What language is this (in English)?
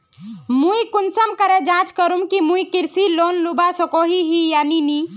Magahi